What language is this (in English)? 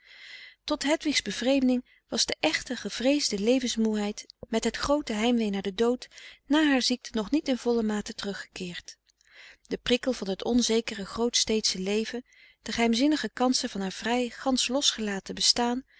Dutch